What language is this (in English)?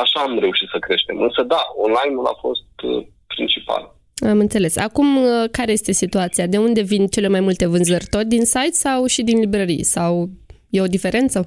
Romanian